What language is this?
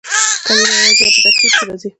Pashto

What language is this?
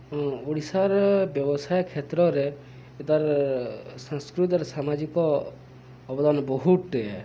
Odia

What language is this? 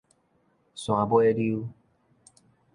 Min Nan Chinese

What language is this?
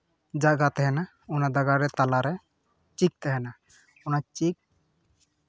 Santali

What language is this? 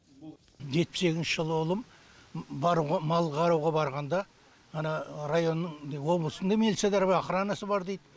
Kazakh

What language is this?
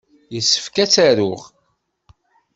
Kabyle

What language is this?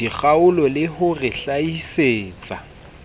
Southern Sotho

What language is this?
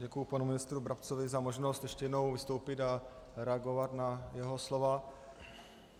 Czech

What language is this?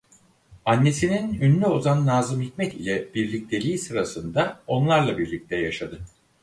Turkish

